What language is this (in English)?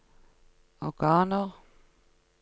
Norwegian